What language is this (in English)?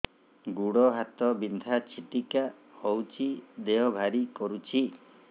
Odia